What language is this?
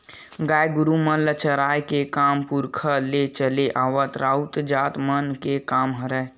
Chhattisgarhi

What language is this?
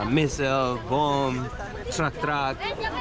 Indonesian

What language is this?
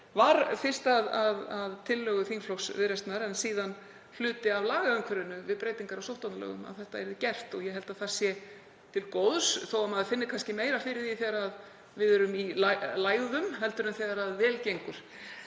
Icelandic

